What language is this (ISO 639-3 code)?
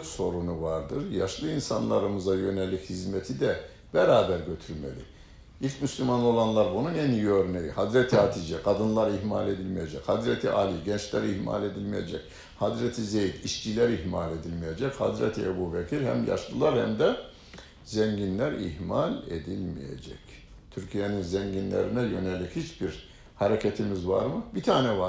tur